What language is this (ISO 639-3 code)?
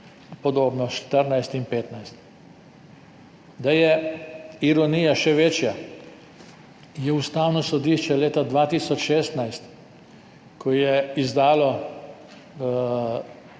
slv